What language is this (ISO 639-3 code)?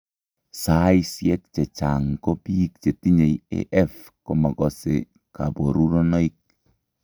kln